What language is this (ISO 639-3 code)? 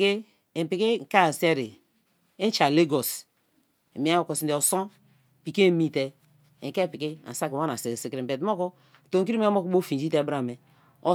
ijn